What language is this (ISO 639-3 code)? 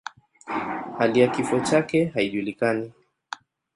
swa